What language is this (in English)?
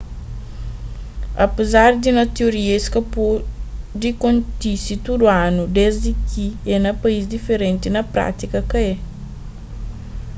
Kabuverdianu